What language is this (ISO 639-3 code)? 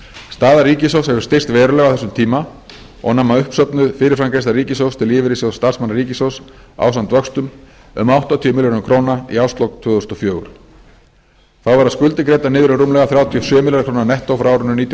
isl